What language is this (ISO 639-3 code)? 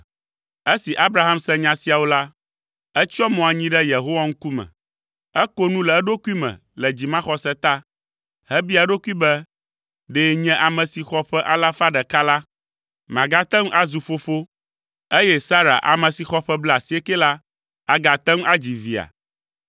ewe